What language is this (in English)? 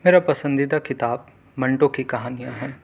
Urdu